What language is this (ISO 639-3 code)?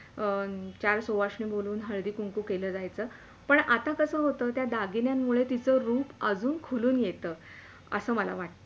mar